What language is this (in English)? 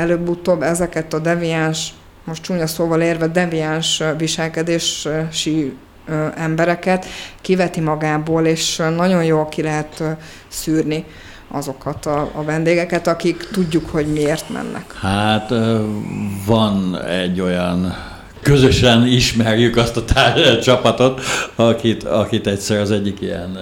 Hungarian